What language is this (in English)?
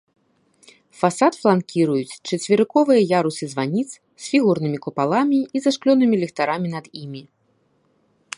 Belarusian